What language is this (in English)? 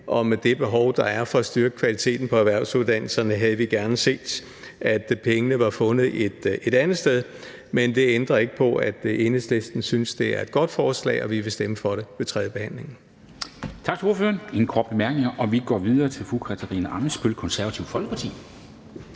Danish